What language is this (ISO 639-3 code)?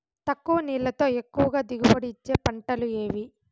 tel